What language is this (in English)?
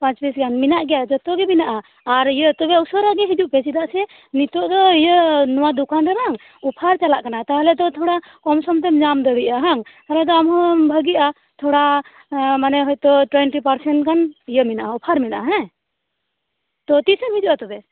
Santali